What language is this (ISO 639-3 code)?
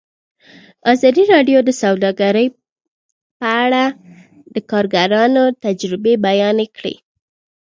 pus